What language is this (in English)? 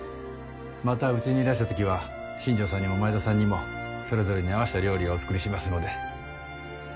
Japanese